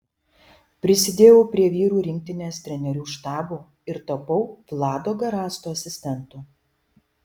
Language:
Lithuanian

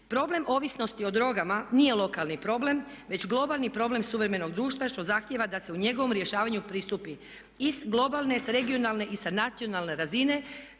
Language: Croatian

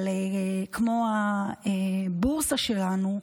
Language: Hebrew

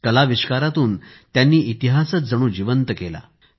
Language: Marathi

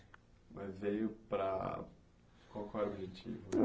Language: Portuguese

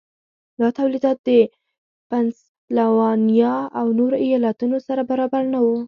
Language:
Pashto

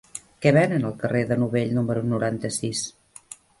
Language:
Catalan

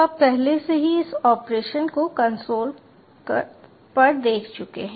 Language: Hindi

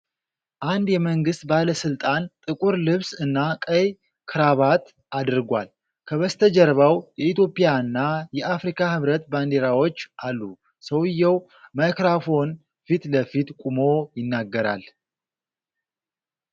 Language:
Amharic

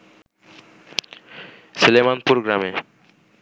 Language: Bangla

